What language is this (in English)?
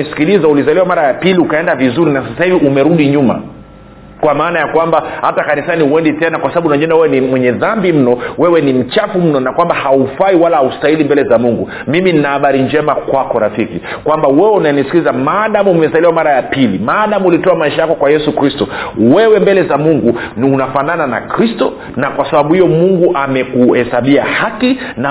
Swahili